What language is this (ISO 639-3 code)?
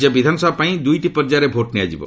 ori